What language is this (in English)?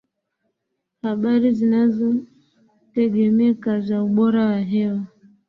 Swahili